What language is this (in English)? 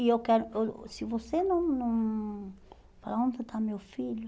Portuguese